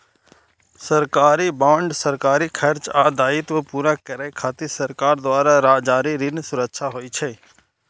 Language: Maithili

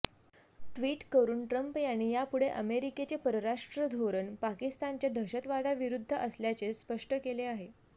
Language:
Marathi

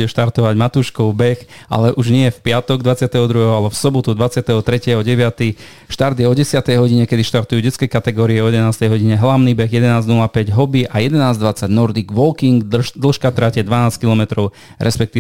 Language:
Slovak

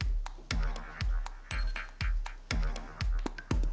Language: Japanese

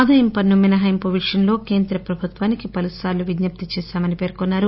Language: Telugu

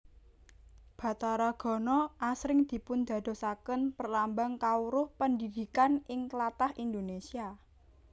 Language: Javanese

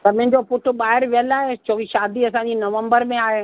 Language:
Sindhi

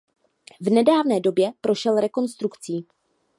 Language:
Czech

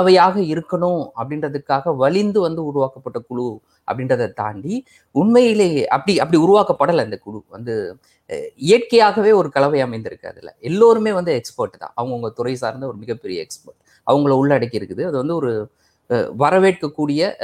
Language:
Tamil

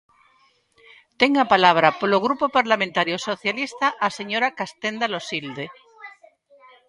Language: Galician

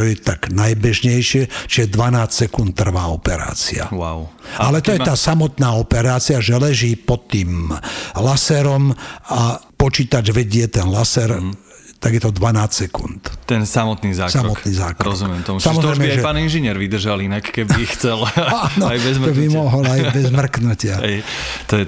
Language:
Slovak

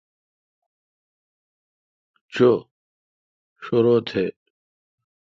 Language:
Kalkoti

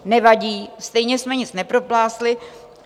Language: Czech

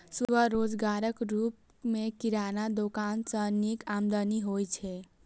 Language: Maithili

